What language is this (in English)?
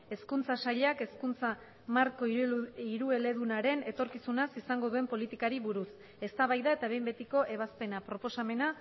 Basque